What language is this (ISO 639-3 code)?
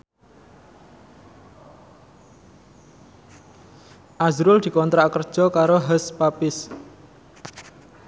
jav